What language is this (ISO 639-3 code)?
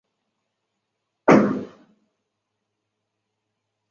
zho